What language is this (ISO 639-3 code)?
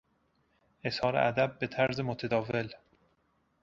fas